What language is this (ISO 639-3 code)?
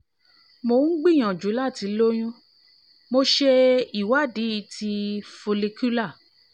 yor